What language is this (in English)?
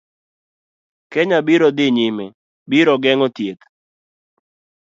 Luo (Kenya and Tanzania)